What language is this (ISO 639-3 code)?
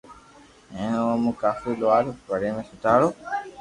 lrk